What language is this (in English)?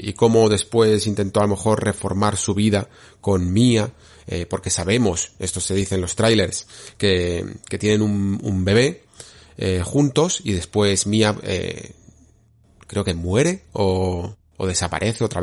Spanish